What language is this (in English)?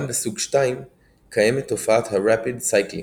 Hebrew